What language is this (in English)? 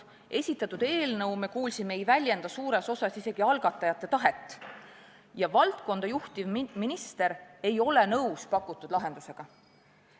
Estonian